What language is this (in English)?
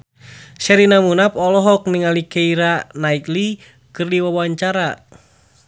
Sundanese